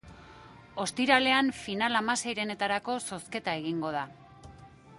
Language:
Basque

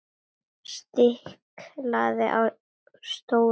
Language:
Icelandic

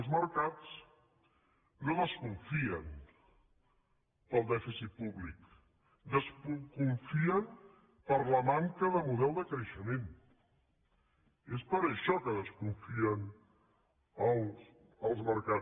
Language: Catalan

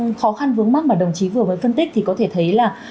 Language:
Vietnamese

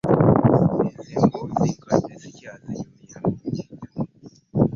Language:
Ganda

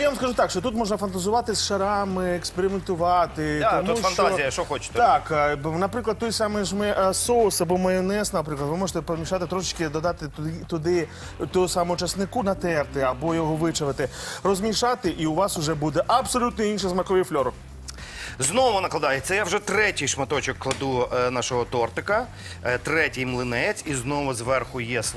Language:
Ukrainian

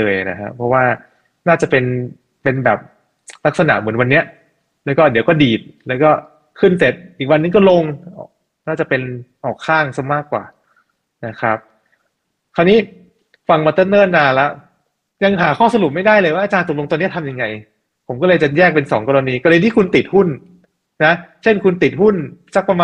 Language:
Thai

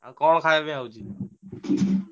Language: Odia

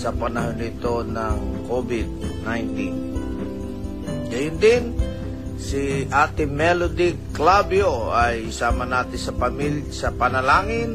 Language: Filipino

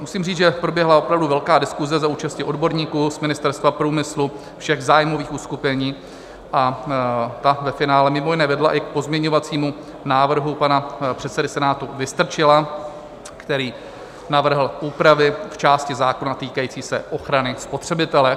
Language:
Czech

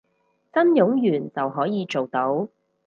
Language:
Cantonese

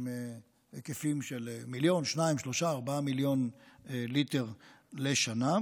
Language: Hebrew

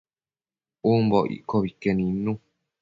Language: Matsés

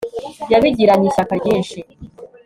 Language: Kinyarwanda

